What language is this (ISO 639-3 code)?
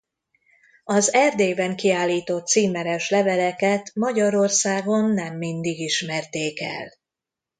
hun